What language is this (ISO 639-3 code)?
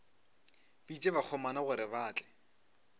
nso